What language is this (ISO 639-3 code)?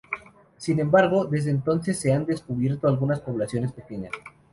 spa